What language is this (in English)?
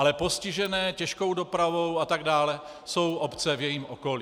Czech